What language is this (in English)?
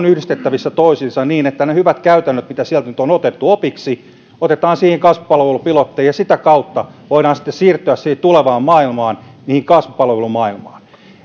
Finnish